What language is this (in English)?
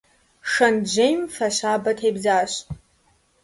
Kabardian